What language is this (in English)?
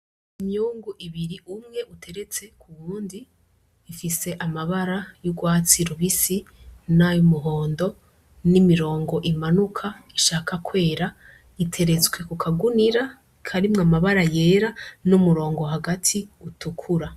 Rundi